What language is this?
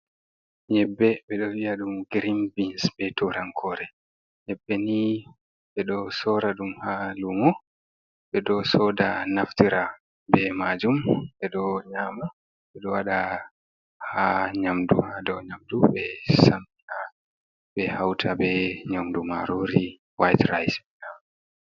Fula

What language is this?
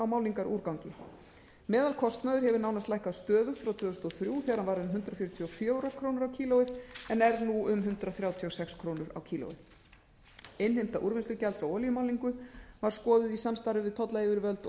Icelandic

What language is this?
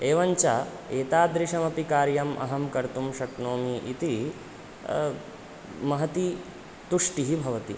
Sanskrit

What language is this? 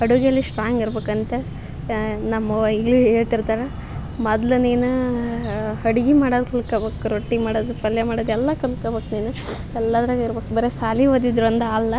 Kannada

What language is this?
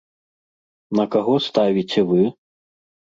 Belarusian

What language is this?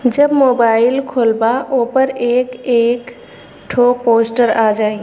Bhojpuri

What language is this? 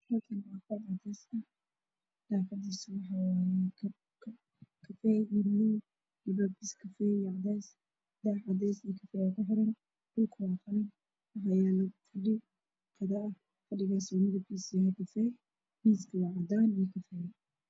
Somali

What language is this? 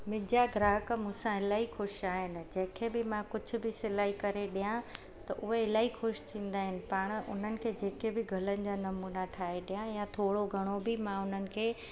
Sindhi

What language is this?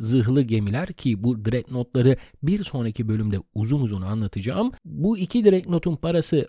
Turkish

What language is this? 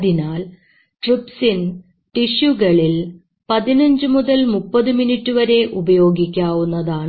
Malayalam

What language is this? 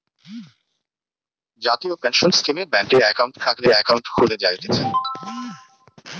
Bangla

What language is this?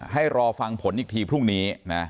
Thai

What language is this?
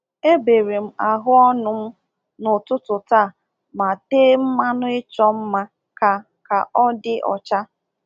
Igbo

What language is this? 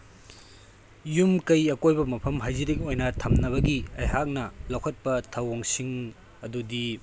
Manipuri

